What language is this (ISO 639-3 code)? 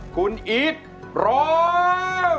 tha